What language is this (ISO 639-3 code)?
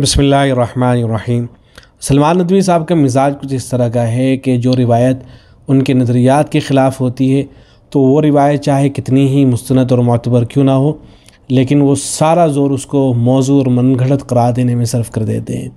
ara